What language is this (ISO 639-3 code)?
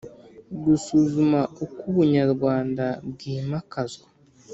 kin